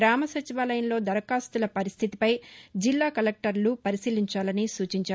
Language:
Telugu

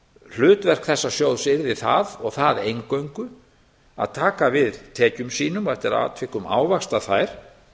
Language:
Icelandic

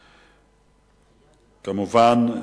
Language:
Hebrew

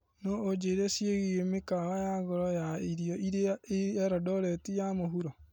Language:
Kikuyu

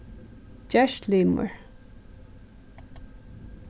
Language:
Faroese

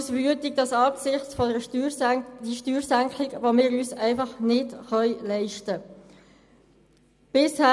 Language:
Swiss German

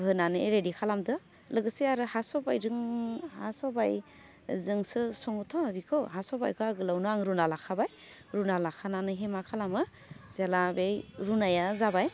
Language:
Bodo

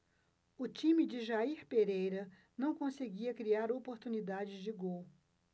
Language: Portuguese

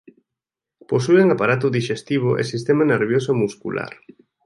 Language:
Galician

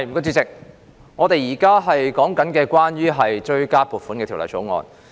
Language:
Cantonese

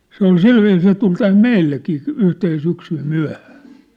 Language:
Finnish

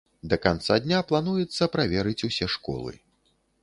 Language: Belarusian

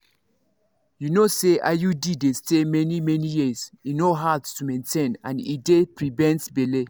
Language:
Nigerian Pidgin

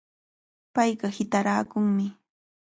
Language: Cajatambo North Lima Quechua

